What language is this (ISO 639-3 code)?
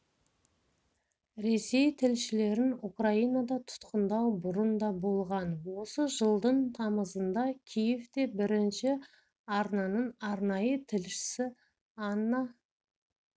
kaz